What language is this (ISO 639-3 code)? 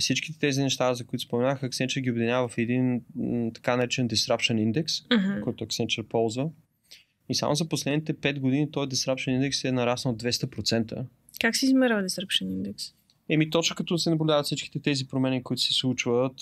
bul